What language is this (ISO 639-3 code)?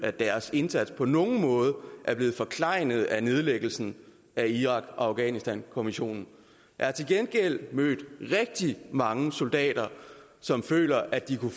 dan